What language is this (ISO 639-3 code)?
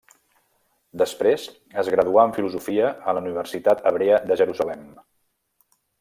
cat